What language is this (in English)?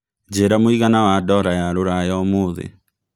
Kikuyu